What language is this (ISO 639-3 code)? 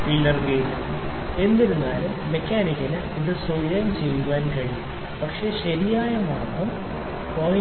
mal